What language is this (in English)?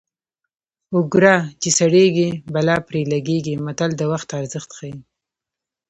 Pashto